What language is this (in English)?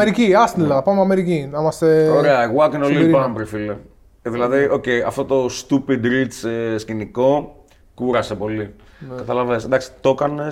Greek